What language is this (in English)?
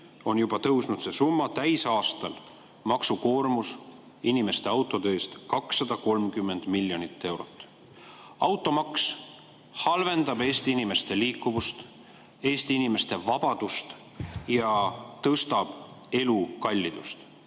Estonian